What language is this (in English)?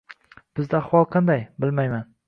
Uzbek